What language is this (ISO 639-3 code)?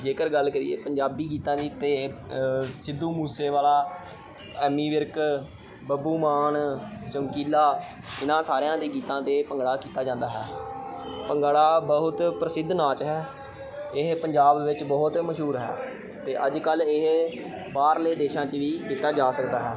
pan